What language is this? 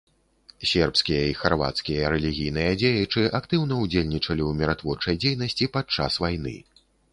Belarusian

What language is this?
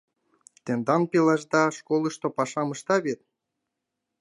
Mari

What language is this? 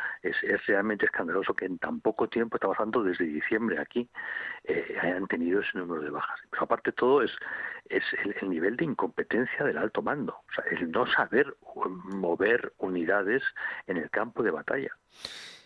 Spanish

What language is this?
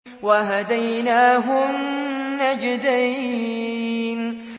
Arabic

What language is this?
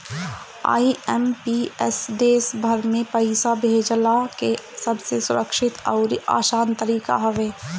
Bhojpuri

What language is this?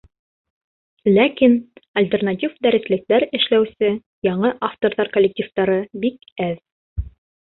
Bashkir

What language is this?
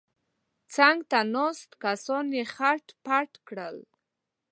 Pashto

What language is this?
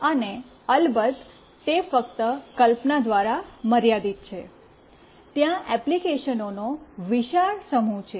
Gujarati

